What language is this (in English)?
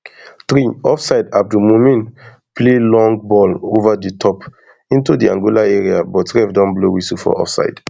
Nigerian Pidgin